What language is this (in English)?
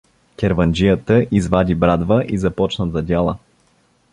Bulgarian